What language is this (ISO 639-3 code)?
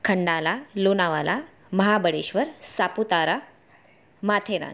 guj